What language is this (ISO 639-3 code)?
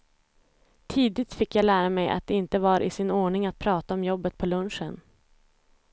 swe